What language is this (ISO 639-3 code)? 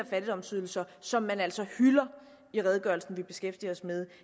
dan